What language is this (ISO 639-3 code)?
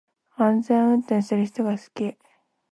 jpn